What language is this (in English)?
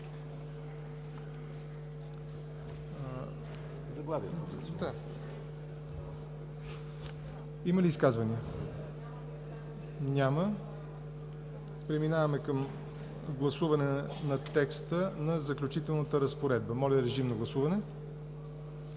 Bulgarian